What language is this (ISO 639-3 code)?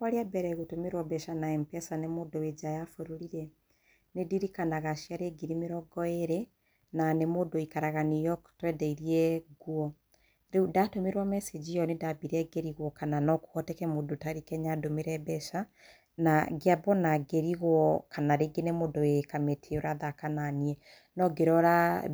kik